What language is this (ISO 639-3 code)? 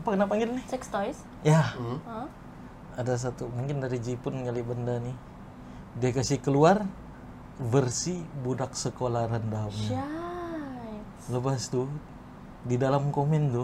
msa